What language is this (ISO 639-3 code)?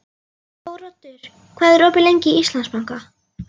isl